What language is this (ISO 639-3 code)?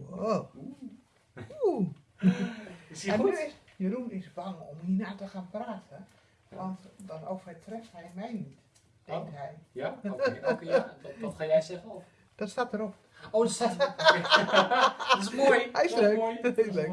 nld